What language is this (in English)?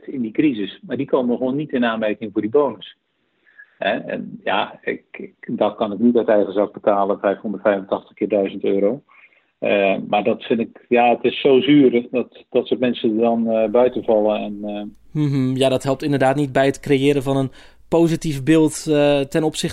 Dutch